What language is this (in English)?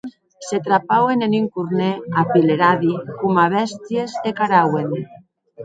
Occitan